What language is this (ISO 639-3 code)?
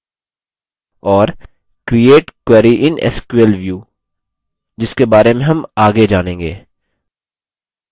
hin